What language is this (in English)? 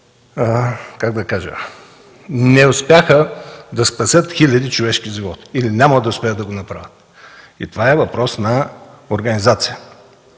Bulgarian